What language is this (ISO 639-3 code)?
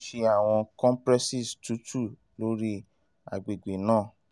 yor